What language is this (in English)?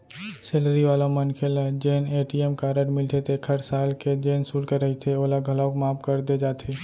Chhattisgarhi